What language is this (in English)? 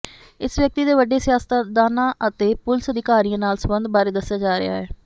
Punjabi